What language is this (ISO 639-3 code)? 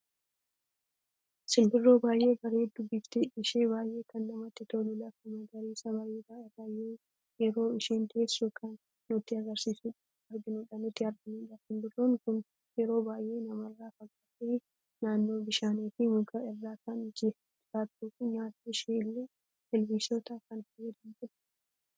orm